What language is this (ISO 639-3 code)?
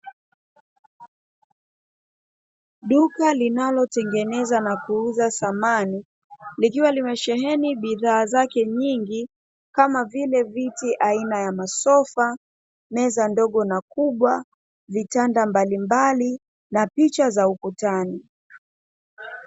swa